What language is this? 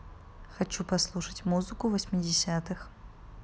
Russian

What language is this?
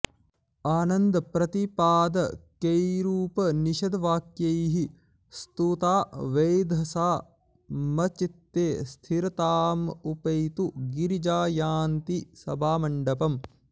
Sanskrit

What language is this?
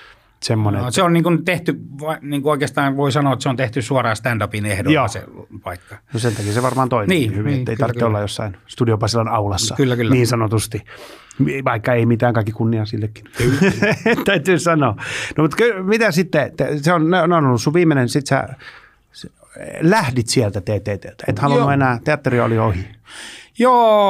Finnish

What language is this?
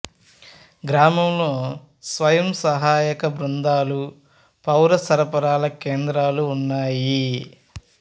Telugu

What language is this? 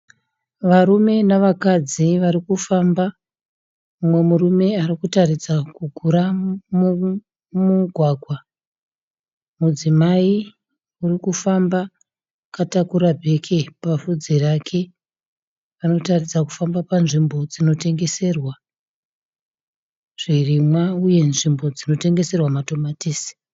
Shona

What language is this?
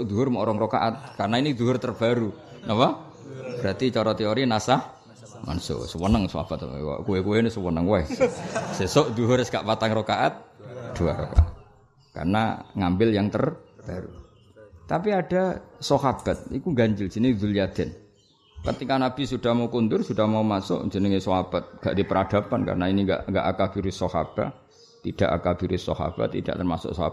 Indonesian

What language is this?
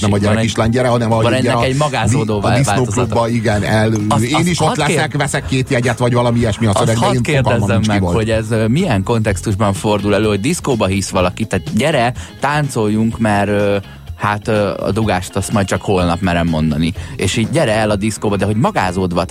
Hungarian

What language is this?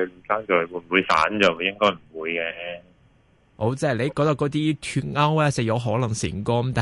Chinese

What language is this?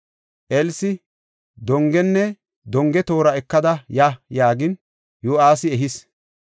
Gofa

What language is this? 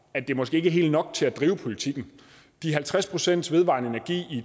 Danish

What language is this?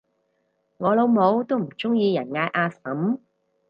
Cantonese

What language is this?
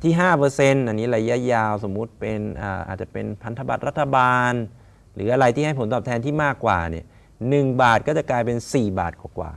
Thai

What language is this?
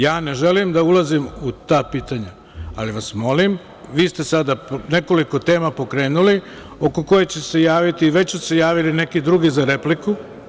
Serbian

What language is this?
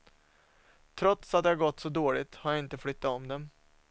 Swedish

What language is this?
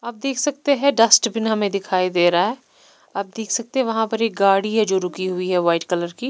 Hindi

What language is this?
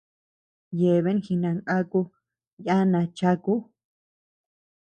Tepeuxila Cuicatec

